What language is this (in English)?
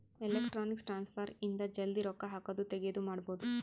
Kannada